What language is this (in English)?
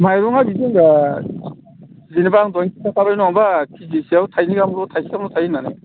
Bodo